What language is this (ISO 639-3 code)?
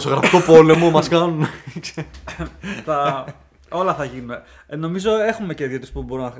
ell